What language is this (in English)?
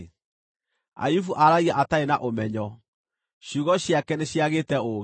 Kikuyu